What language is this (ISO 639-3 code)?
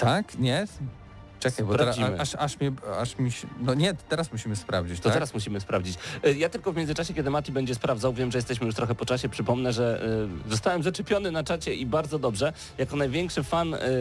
pol